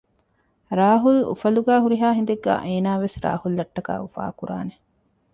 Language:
Divehi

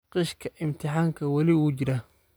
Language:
Somali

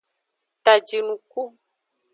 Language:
Aja (Benin)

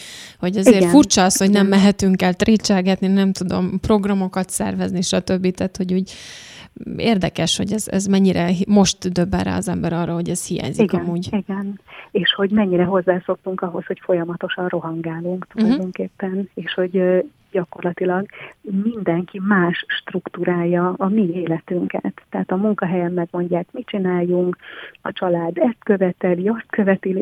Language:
Hungarian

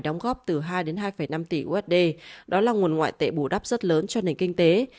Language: Vietnamese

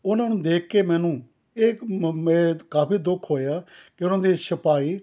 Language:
Punjabi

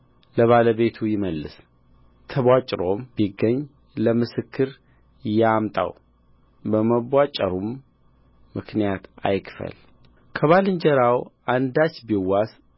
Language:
Amharic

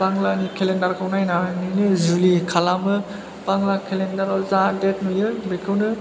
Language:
Bodo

